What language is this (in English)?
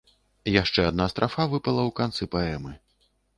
Belarusian